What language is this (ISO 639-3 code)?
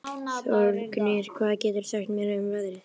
isl